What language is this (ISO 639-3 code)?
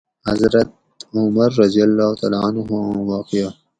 gwc